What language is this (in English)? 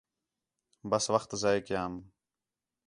Khetrani